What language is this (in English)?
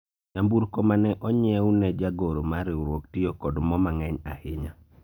Luo (Kenya and Tanzania)